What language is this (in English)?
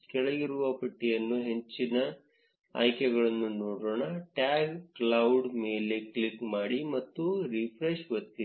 Kannada